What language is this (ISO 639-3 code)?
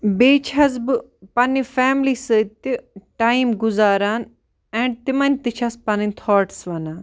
kas